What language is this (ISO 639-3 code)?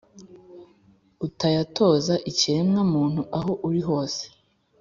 kin